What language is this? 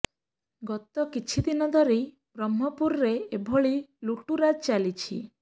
Odia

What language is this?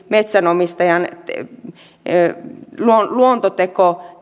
Finnish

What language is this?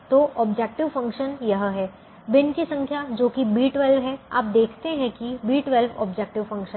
Hindi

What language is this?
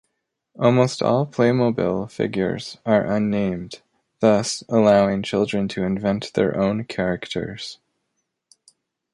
English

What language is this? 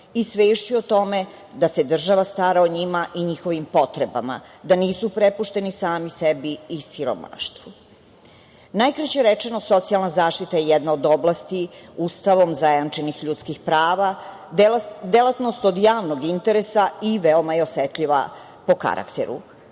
Serbian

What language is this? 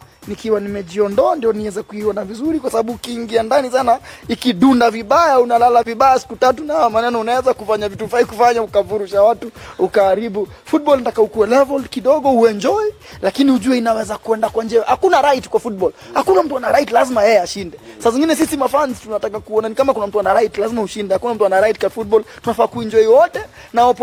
Swahili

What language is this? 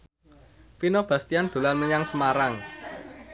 Javanese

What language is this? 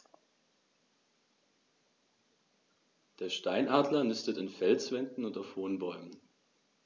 German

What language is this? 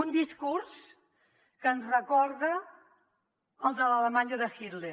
Catalan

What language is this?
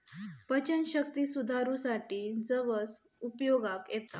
Marathi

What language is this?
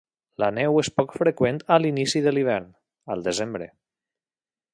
Catalan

